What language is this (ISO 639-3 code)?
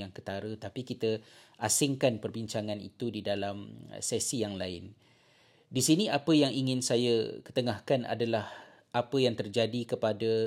msa